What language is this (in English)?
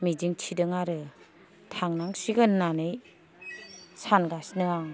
Bodo